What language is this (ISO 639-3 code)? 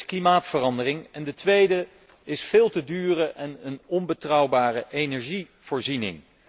nld